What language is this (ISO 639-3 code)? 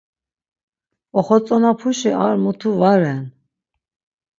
lzz